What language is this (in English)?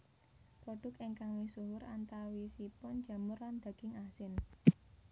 Javanese